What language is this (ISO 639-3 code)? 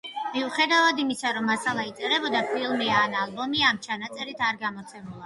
kat